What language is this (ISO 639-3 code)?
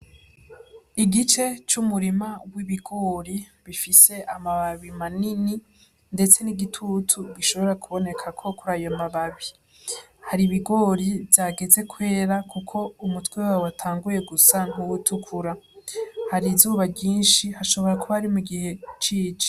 run